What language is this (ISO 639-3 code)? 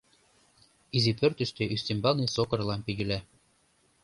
chm